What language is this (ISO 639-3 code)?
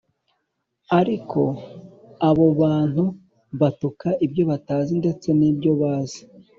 kin